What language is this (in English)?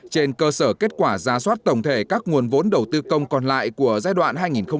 Vietnamese